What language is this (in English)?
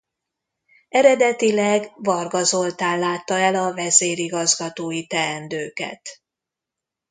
Hungarian